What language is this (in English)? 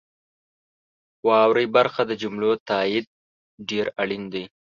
Pashto